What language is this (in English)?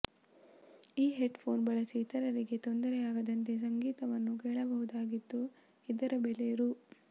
Kannada